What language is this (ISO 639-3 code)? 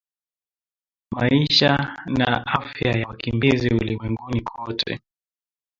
swa